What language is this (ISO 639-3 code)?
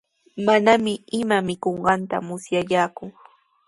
qws